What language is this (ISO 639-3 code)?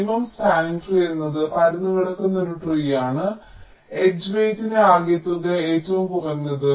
mal